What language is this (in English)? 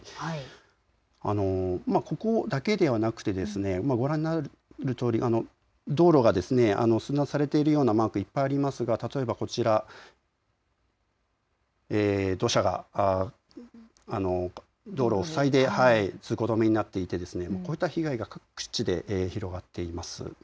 Japanese